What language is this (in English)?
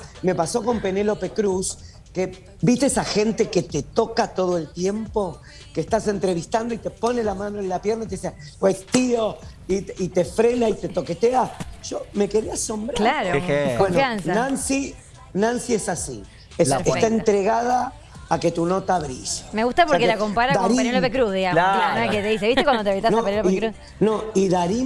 Spanish